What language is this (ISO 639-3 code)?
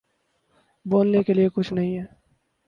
urd